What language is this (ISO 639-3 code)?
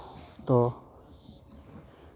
sat